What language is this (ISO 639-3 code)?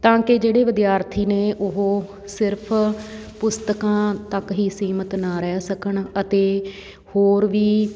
pan